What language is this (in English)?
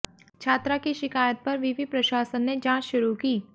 Hindi